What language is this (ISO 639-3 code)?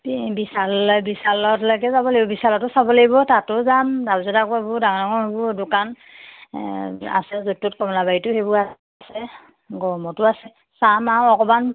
asm